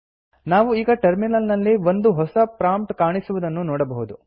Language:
Kannada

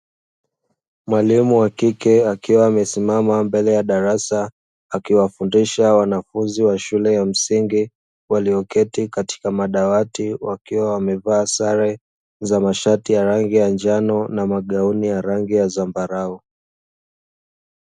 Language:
Swahili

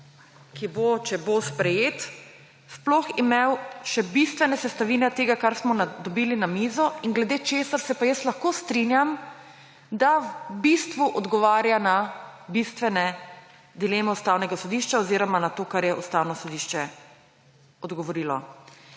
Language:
Slovenian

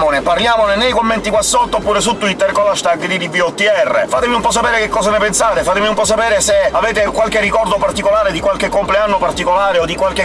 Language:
Italian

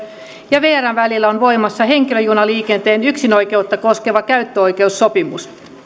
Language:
Finnish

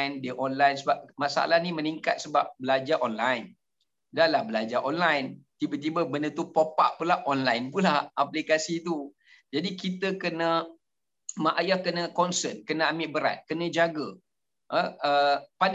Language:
Malay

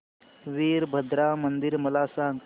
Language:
Marathi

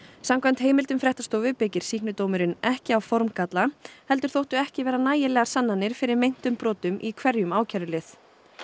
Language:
Icelandic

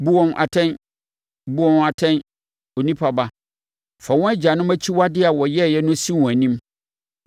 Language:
Akan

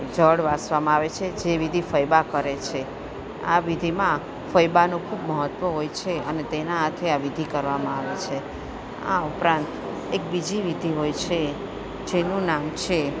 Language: Gujarati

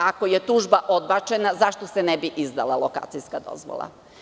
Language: Serbian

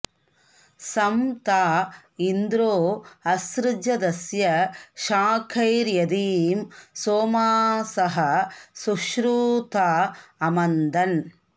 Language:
Sanskrit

